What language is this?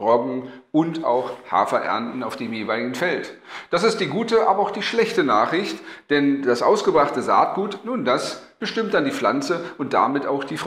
German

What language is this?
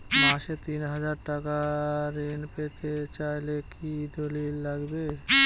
Bangla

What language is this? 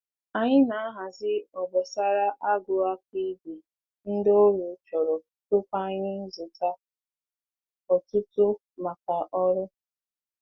Igbo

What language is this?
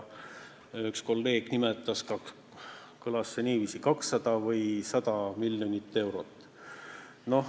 Estonian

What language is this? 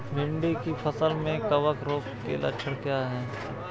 Hindi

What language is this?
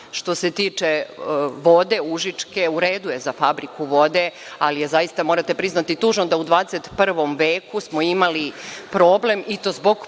Serbian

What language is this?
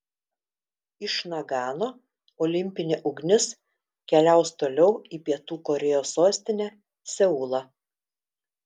Lithuanian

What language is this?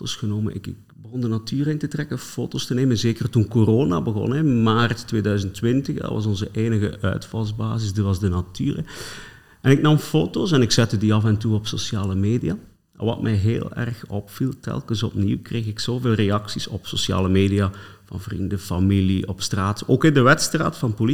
Dutch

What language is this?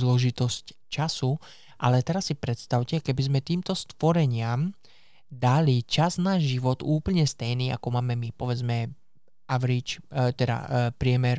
Slovak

